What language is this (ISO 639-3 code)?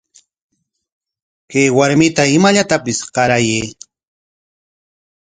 qwa